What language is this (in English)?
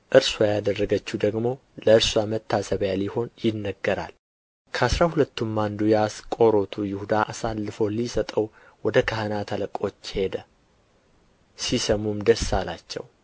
Amharic